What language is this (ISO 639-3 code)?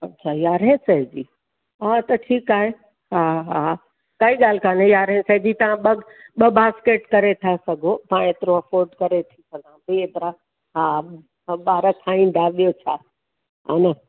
snd